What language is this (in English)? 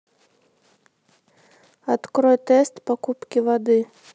Russian